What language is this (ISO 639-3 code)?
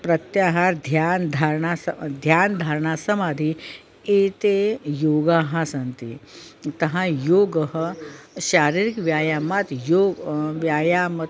san